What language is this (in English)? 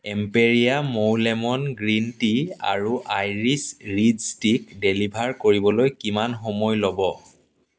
Assamese